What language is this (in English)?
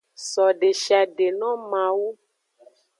Aja (Benin)